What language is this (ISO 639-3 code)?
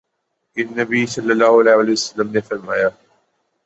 urd